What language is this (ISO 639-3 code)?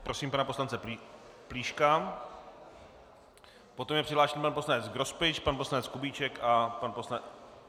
ces